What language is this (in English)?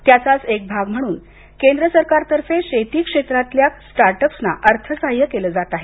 Marathi